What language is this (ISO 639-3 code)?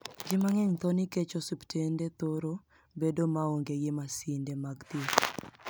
luo